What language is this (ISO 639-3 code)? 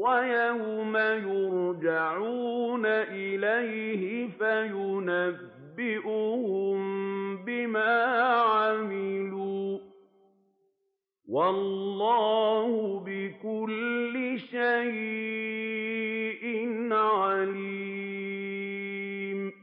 ara